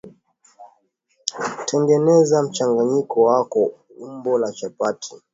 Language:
Swahili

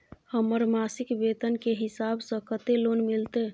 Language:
Maithili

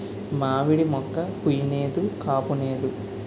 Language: Telugu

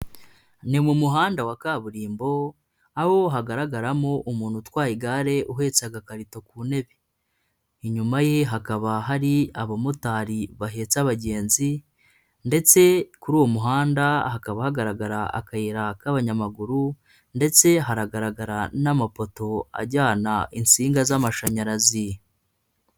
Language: Kinyarwanda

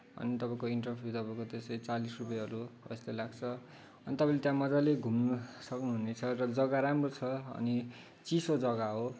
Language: Nepali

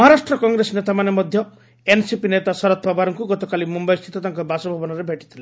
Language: Odia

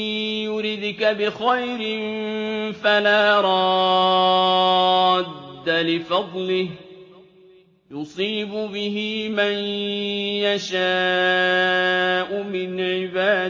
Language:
Arabic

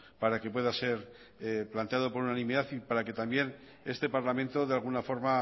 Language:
Spanish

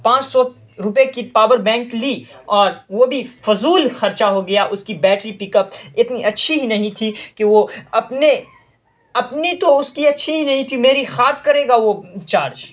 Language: Urdu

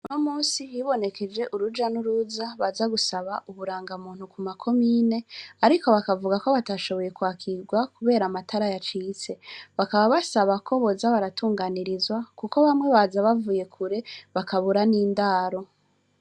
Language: Rundi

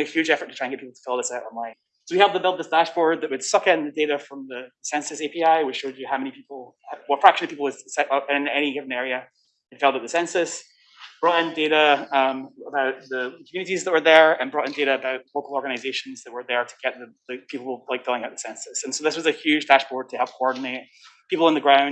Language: English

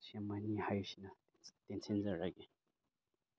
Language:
Manipuri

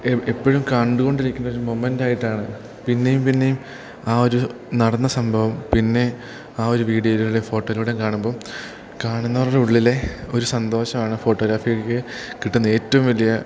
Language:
Malayalam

